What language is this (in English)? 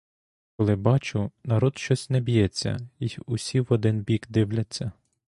Ukrainian